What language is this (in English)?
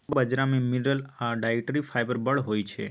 Maithili